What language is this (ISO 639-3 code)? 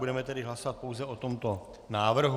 ces